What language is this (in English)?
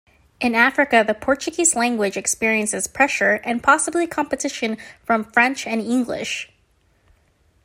English